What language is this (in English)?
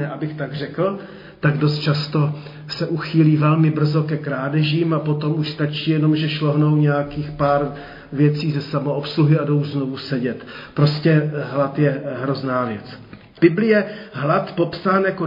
Czech